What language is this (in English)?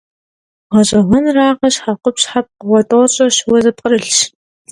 Kabardian